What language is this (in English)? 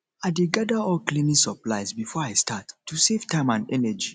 Nigerian Pidgin